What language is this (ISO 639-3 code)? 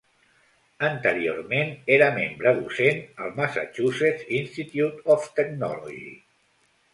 cat